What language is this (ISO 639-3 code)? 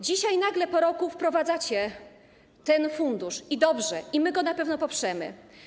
pol